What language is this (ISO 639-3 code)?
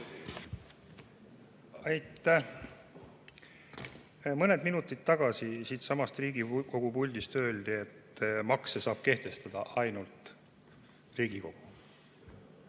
est